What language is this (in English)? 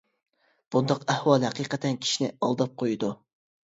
Uyghur